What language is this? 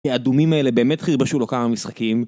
Hebrew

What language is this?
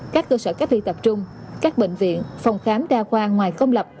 Vietnamese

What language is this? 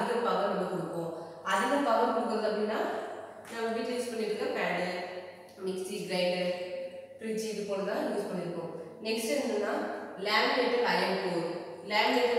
Romanian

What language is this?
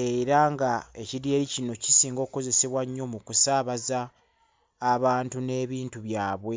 Ganda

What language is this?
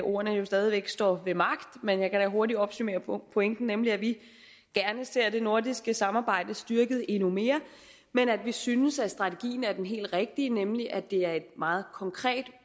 Danish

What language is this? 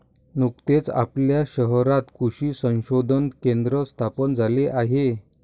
Marathi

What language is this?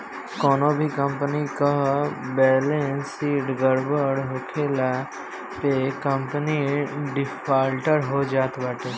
Bhojpuri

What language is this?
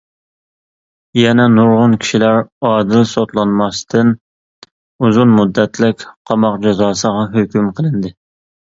Uyghur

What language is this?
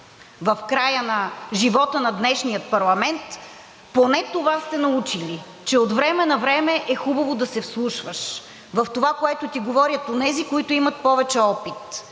Bulgarian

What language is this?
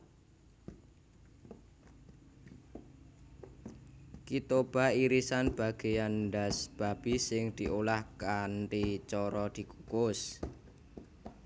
Javanese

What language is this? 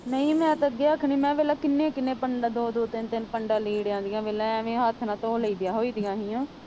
Punjabi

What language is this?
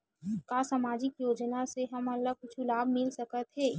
Chhattisgarhi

